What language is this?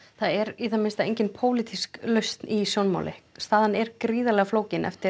Icelandic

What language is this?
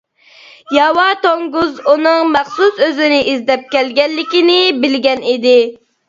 Uyghur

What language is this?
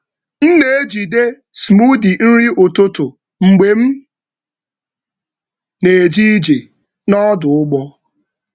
Igbo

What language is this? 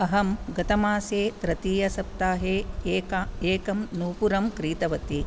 Sanskrit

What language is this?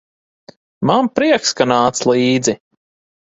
Latvian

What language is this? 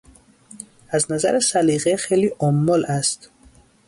Persian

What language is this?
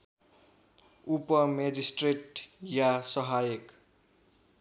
Nepali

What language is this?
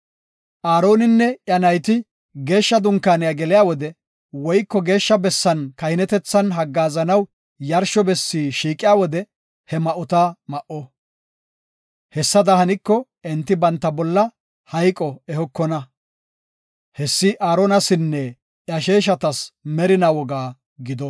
Gofa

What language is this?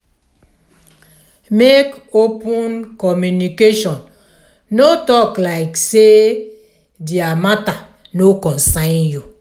Nigerian Pidgin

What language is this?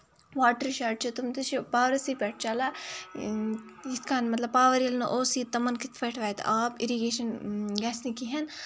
Kashmiri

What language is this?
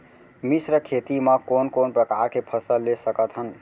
Chhattisgarhi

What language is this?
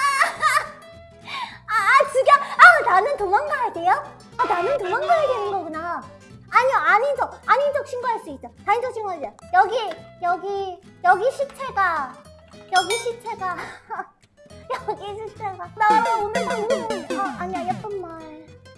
Korean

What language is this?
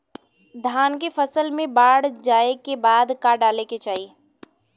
Bhojpuri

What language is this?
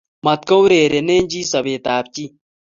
Kalenjin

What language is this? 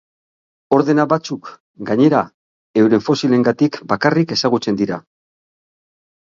Basque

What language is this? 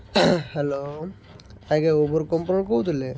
Odia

